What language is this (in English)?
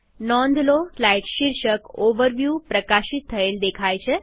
Gujarati